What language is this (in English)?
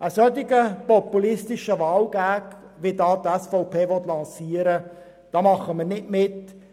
Swiss German